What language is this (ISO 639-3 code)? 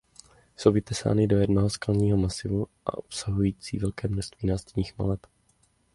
ces